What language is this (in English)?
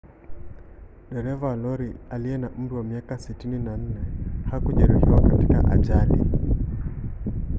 Swahili